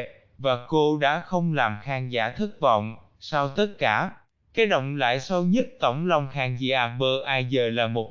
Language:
Vietnamese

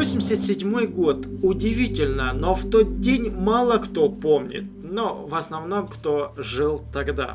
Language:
Russian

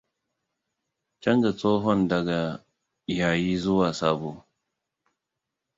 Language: Hausa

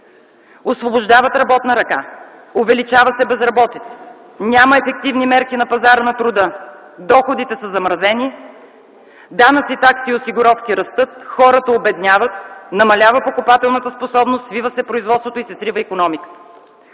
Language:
Bulgarian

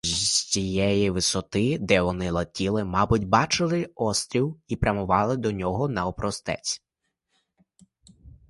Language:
Ukrainian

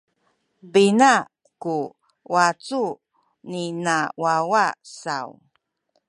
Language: Sakizaya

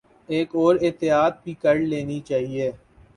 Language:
Urdu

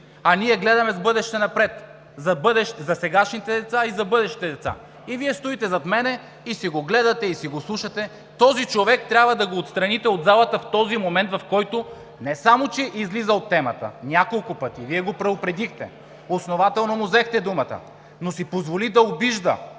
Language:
Bulgarian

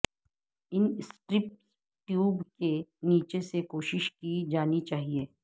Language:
Urdu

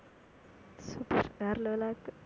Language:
Tamil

